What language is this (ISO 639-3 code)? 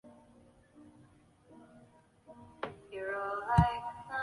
zho